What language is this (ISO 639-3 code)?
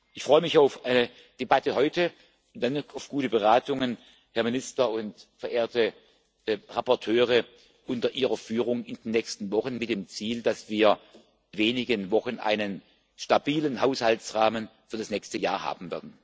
deu